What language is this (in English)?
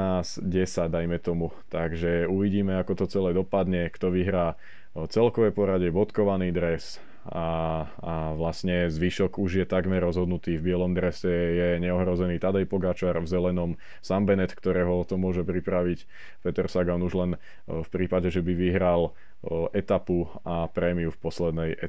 Slovak